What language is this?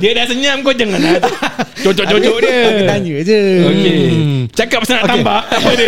Malay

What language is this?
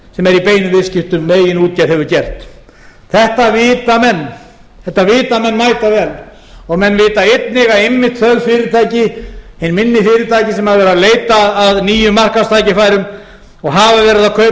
Icelandic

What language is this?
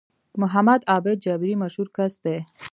Pashto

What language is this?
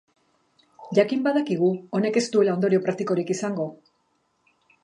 Basque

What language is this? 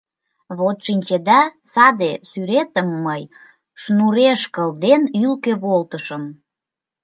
Mari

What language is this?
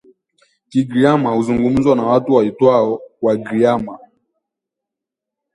Swahili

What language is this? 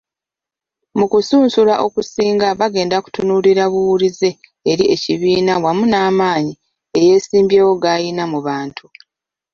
Ganda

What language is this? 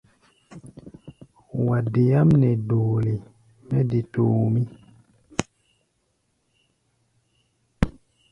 Gbaya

